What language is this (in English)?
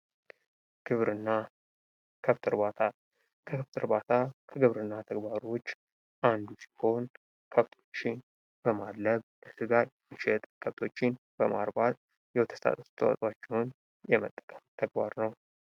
Amharic